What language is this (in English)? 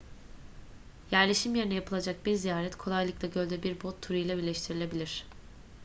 Turkish